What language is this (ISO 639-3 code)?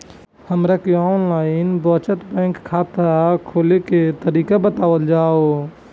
bho